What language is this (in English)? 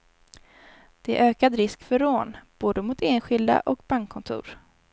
Swedish